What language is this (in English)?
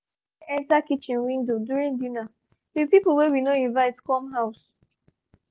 Nigerian Pidgin